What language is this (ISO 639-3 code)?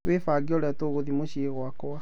kik